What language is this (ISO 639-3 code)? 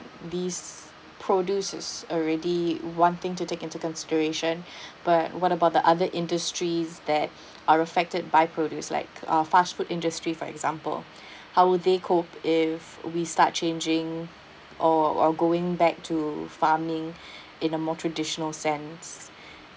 eng